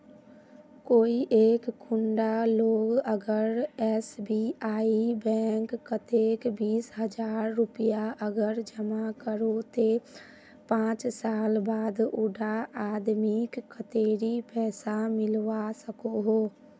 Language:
Magahi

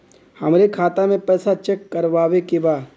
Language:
Bhojpuri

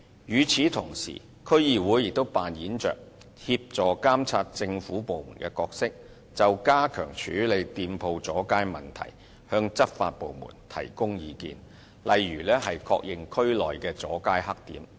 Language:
Cantonese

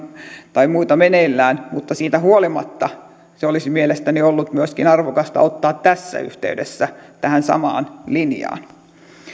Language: Finnish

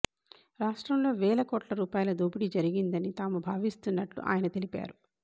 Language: Telugu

